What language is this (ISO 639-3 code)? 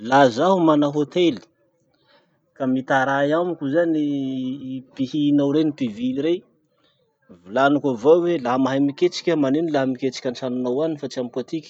msh